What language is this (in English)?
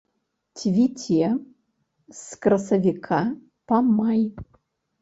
Belarusian